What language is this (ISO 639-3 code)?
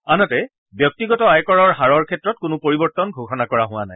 asm